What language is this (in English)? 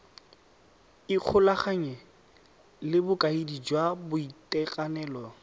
Tswana